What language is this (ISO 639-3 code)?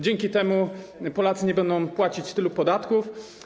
pol